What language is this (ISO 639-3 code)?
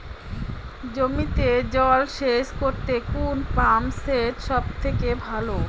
ben